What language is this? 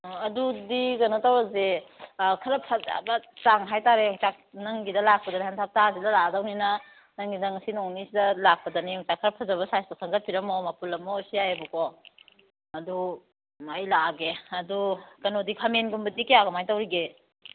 Manipuri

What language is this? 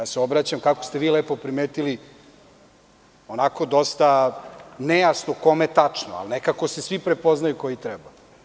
Serbian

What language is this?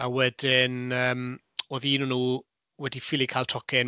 Welsh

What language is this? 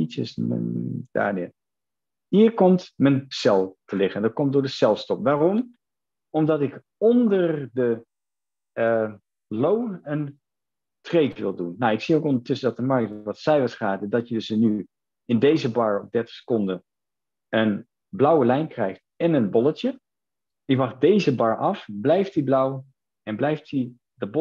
Dutch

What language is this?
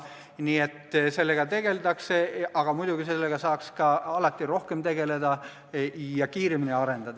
Estonian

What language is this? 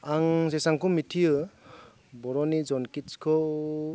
Bodo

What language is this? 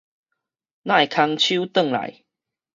Min Nan Chinese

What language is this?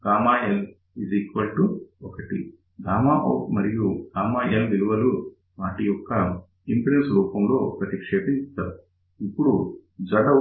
Telugu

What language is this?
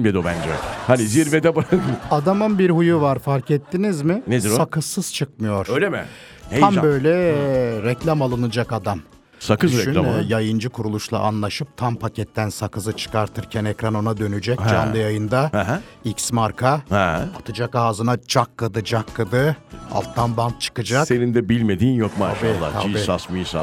Turkish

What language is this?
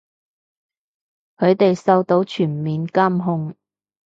Cantonese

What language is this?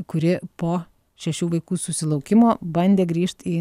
Lithuanian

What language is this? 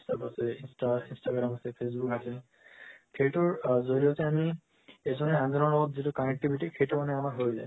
Assamese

